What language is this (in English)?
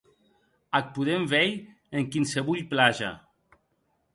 Occitan